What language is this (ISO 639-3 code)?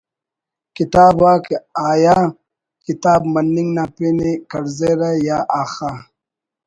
brh